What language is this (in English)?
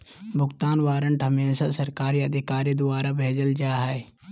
Magahi